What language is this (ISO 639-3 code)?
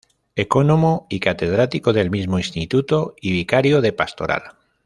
spa